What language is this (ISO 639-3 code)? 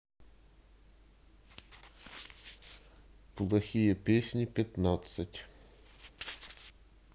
rus